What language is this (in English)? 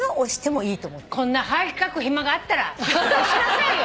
Japanese